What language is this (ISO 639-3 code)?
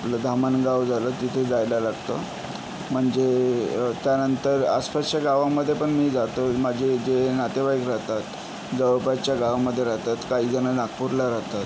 mar